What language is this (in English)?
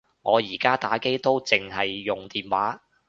Cantonese